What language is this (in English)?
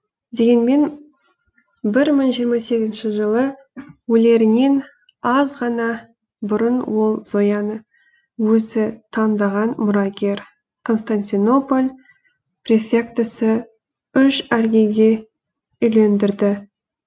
Kazakh